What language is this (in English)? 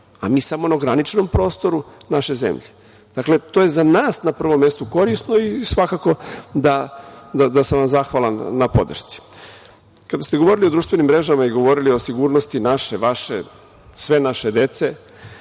Serbian